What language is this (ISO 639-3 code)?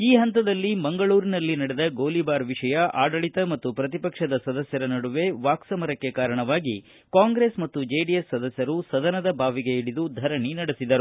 kan